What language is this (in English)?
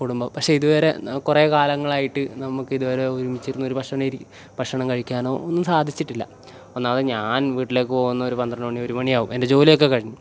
Malayalam